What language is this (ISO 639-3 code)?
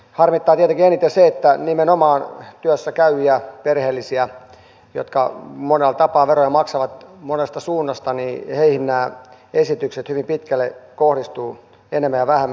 fin